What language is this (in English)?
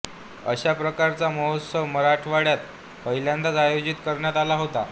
Marathi